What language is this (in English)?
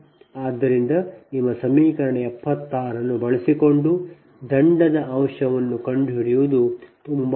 Kannada